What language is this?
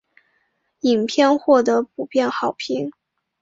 Chinese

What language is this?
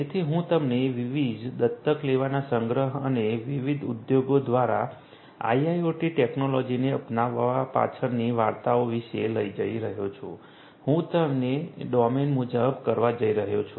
Gujarati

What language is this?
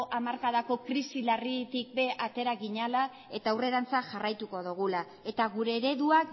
Basque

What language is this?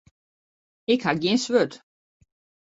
Western Frisian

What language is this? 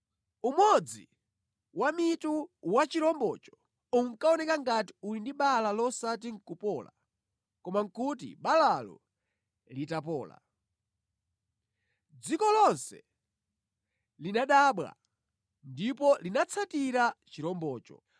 Nyanja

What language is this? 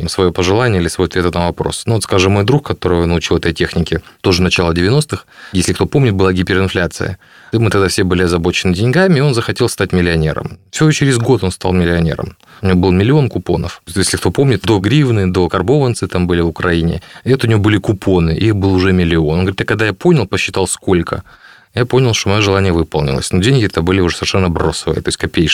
Russian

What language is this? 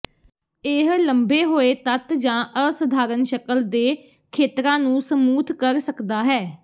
Punjabi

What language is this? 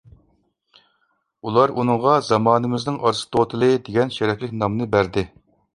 Uyghur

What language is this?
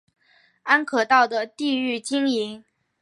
Chinese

